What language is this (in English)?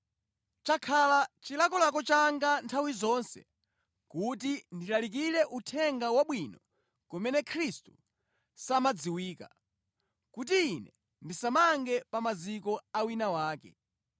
Nyanja